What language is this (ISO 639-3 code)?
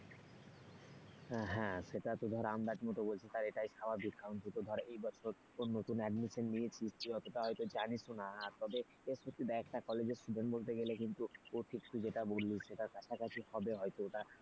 ben